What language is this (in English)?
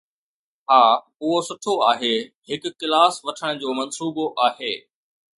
Sindhi